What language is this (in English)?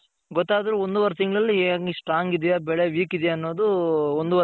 Kannada